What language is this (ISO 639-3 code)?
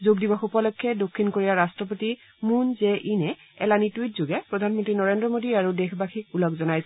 asm